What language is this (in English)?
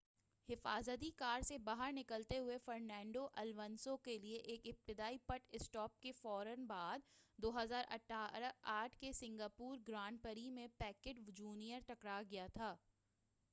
Urdu